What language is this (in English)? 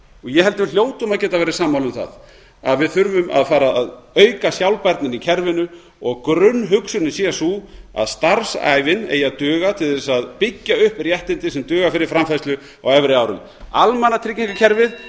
Icelandic